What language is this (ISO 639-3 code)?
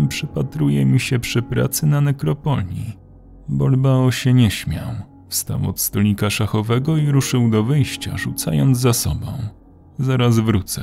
pol